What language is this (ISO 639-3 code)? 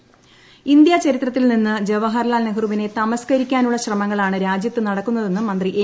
mal